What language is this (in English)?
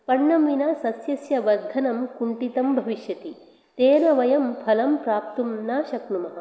Sanskrit